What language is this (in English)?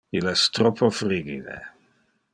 Interlingua